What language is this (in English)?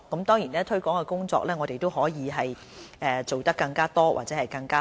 Cantonese